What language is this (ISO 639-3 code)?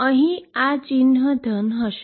guj